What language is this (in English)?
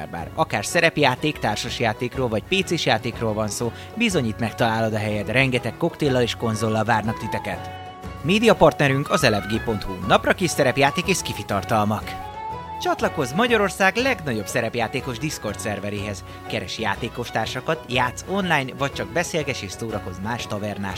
Hungarian